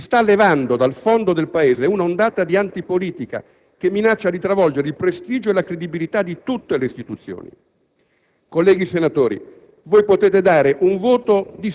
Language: Italian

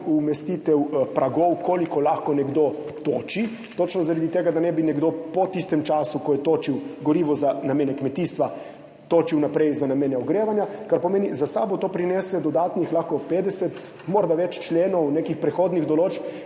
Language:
Slovenian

